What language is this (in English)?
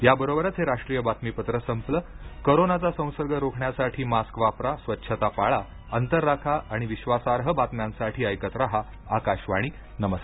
Marathi